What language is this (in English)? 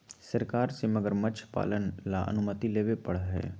Magahi